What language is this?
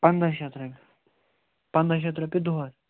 Kashmiri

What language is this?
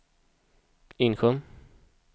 Swedish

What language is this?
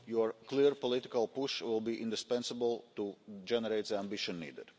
English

